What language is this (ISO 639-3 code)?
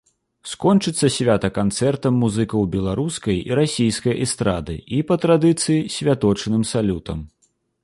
bel